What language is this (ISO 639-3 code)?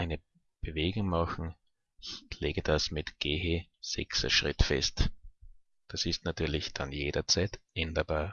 deu